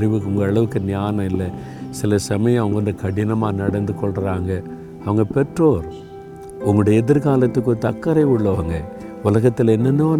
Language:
Tamil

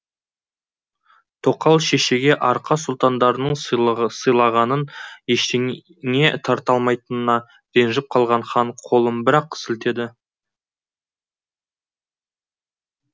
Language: Kazakh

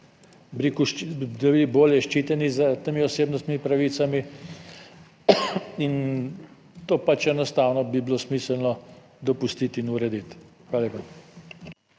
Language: Slovenian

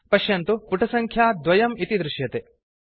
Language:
Sanskrit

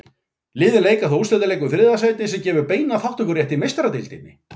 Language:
Icelandic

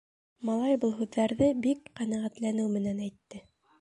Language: Bashkir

